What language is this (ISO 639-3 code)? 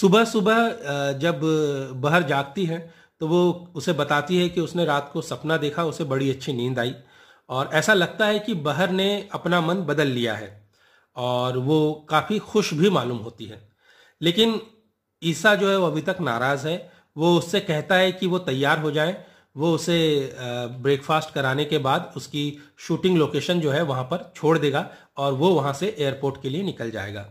hin